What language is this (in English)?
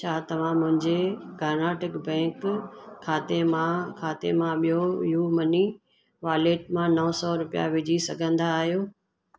Sindhi